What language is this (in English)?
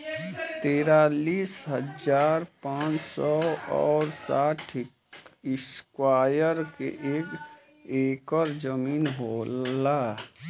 Bhojpuri